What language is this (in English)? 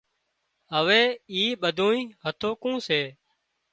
Wadiyara Koli